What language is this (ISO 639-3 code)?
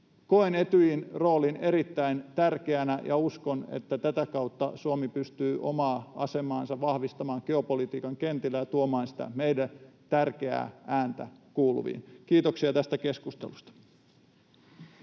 fin